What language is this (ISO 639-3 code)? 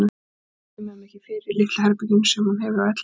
isl